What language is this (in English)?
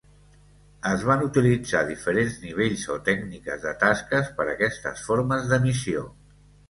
Catalan